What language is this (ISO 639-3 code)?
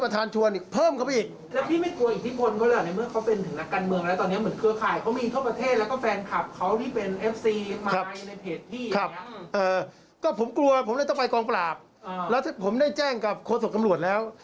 tha